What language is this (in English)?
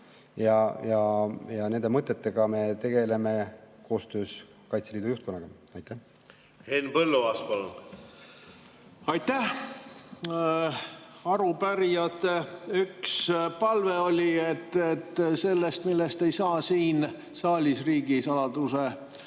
Estonian